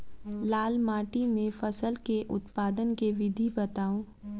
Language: Maithili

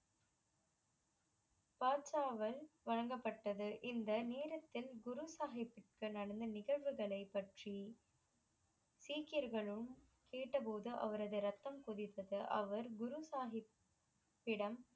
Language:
Tamil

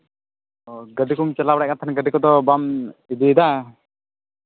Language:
Santali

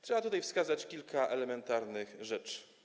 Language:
Polish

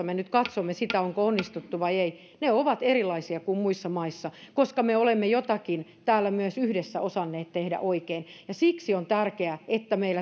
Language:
Finnish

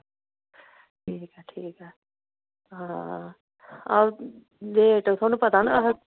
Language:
Dogri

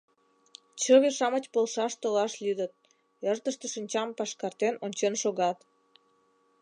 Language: Mari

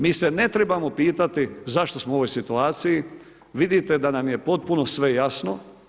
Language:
Croatian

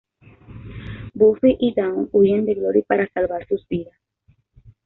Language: Spanish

